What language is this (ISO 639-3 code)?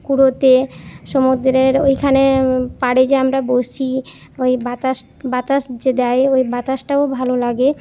ben